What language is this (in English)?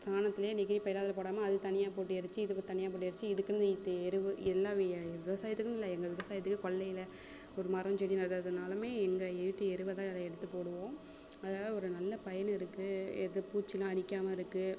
Tamil